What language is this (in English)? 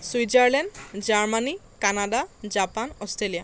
Assamese